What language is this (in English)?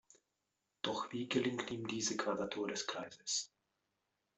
German